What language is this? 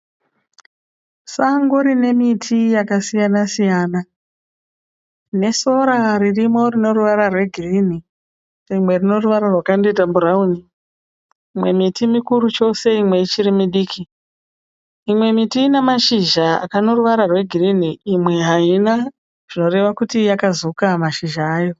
Shona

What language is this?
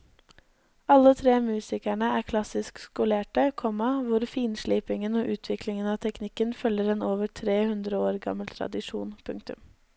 Norwegian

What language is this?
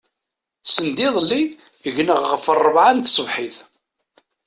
Kabyle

